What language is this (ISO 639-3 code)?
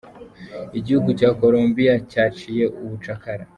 kin